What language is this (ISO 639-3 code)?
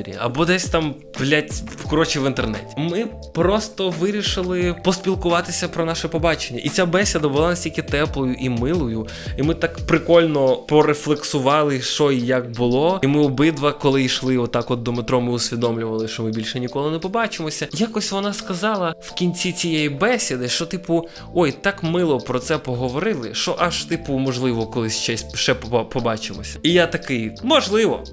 ukr